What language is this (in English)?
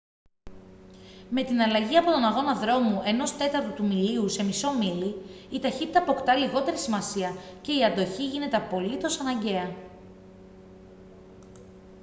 Greek